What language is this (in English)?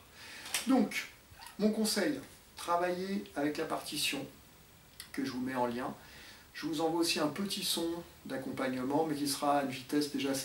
French